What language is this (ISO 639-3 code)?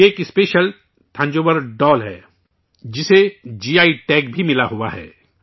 urd